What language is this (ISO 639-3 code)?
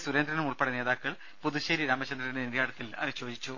mal